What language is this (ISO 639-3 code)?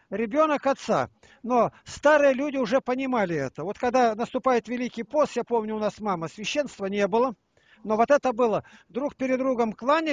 rus